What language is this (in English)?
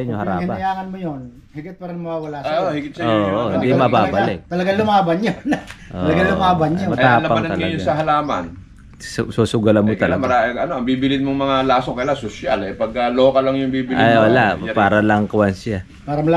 Filipino